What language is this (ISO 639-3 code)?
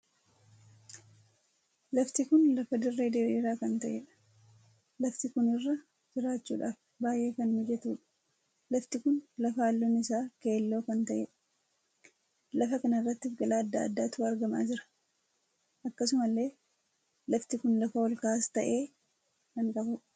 orm